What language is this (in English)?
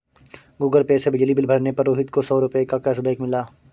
Hindi